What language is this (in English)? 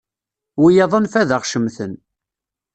Kabyle